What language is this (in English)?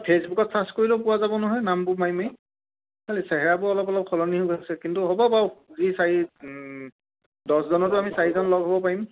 Assamese